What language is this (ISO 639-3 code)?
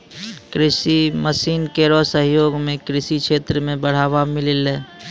mai